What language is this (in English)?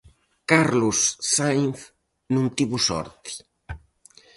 Galician